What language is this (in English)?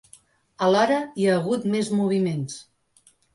Catalan